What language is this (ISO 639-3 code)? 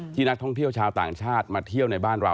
tha